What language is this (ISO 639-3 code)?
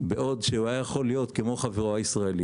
heb